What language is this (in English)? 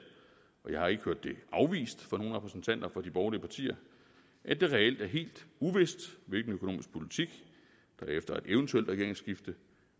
Danish